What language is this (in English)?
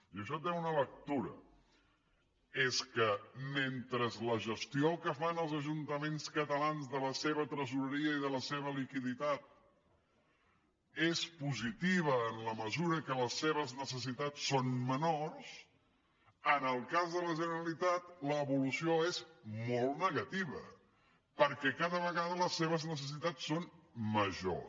Catalan